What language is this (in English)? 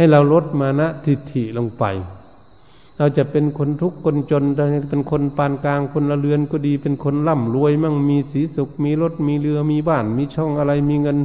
Thai